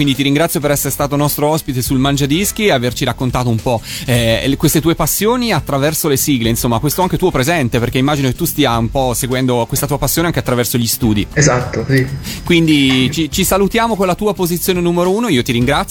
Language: Italian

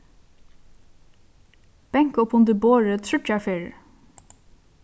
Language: Faroese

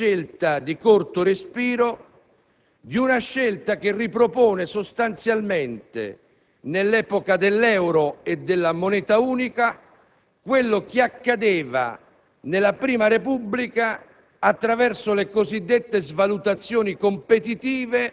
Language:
Italian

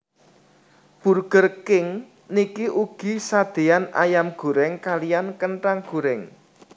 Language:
Javanese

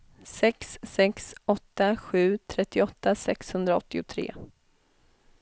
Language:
Swedish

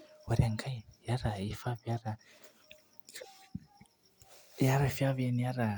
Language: Masai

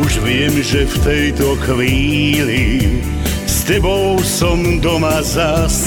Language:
Croatian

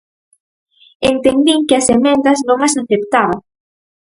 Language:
Galician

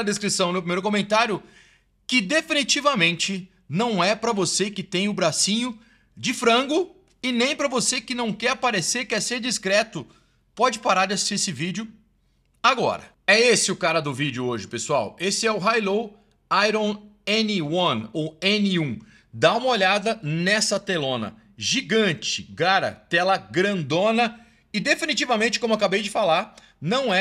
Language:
Portuguese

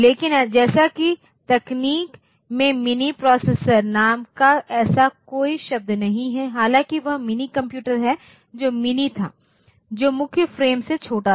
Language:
Hindi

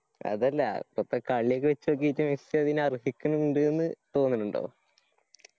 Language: Malayalam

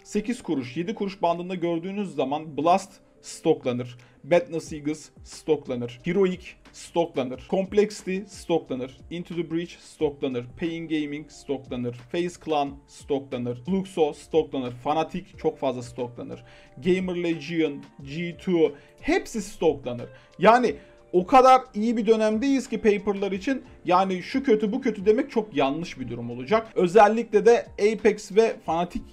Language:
Turkish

